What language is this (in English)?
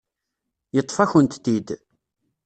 Kabyle